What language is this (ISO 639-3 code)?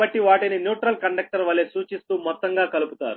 tel